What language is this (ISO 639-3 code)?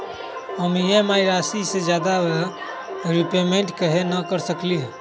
mag